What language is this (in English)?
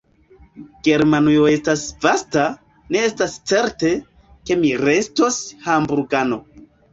Esperanto